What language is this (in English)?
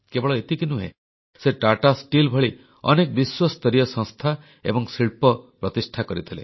Odia